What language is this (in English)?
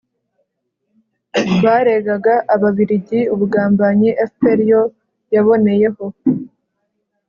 Kinyarwanda